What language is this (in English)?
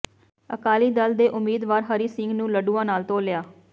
Punjabi